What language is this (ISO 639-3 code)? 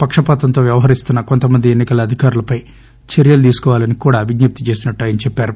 tel